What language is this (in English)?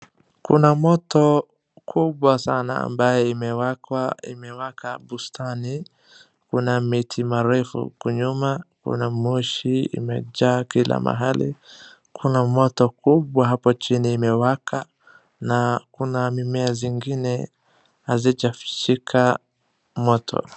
Swahili